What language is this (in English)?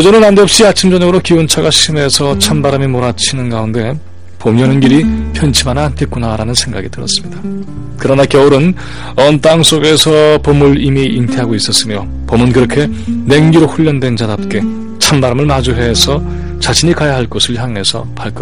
Korean